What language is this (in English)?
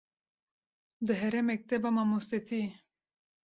Kurdish